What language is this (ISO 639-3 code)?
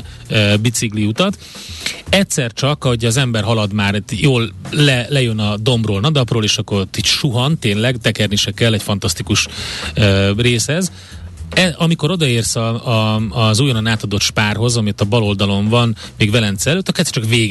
hun